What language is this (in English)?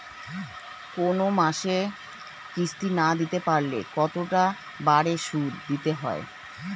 Bangla